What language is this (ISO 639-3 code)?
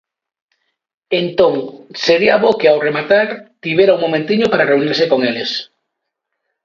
glg